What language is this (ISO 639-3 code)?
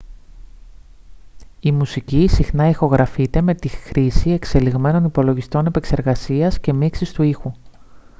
ell